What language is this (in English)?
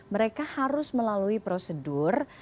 Indonesian